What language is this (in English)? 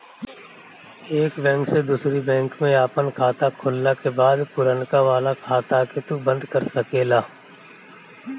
Bhojpuri